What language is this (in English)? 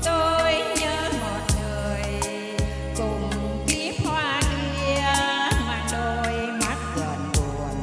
Vietnamese